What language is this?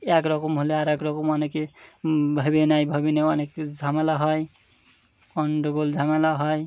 Bangla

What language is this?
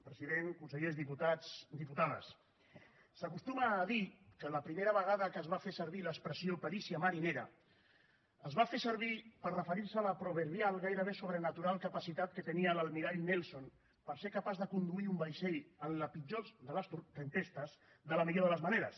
Catalan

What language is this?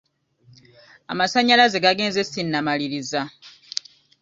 Ganda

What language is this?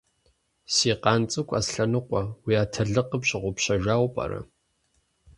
Kabardian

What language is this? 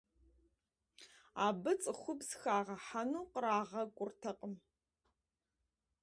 Kabardian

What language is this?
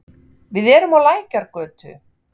Icelandic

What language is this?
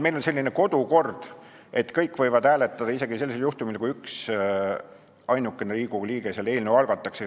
Estonian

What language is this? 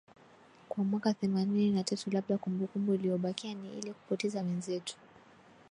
Swahili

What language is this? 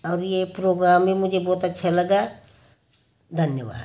Hindi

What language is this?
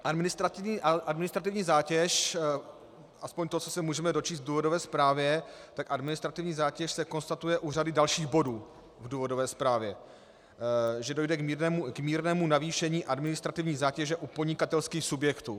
Czech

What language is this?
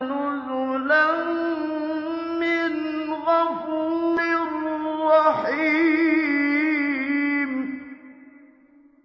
Arabic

